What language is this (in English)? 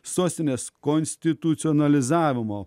Lithuanian